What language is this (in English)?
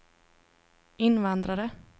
Swedish